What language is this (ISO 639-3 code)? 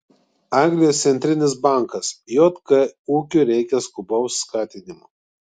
lit